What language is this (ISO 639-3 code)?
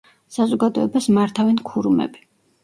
kat